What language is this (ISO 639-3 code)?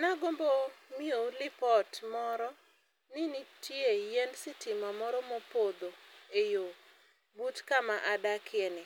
luo